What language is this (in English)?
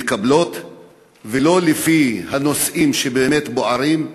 Hebrew